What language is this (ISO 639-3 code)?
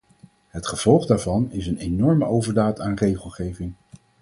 nld